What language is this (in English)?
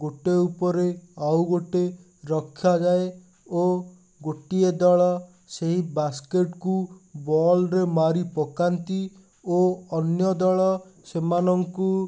Odia